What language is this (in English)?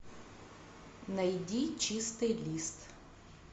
Russian